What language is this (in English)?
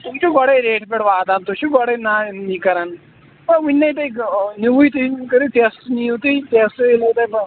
Kashmiri